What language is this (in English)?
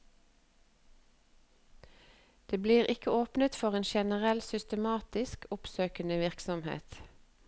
Norwegian